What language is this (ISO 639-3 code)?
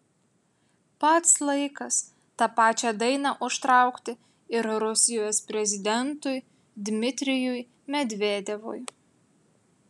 lit